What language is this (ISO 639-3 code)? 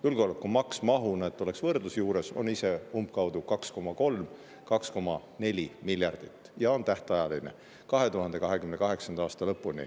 est